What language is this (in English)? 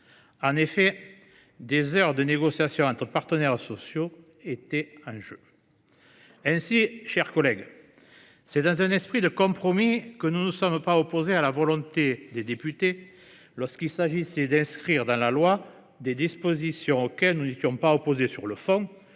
French